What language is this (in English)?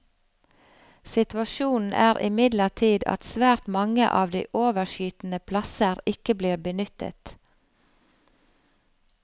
Norwegian